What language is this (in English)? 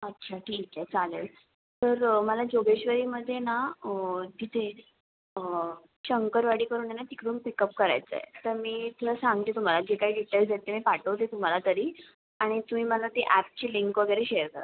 Marathi